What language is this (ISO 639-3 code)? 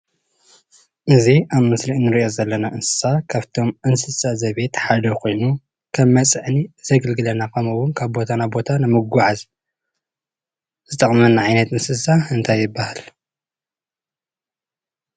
tir